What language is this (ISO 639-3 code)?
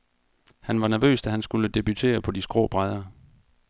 dan